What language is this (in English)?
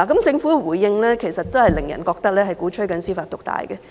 Cantonese